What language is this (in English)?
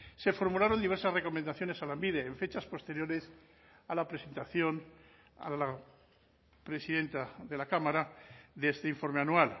Spanish